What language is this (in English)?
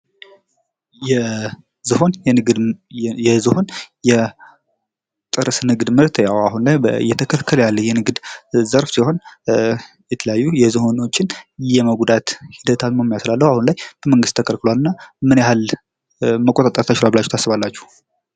Amharic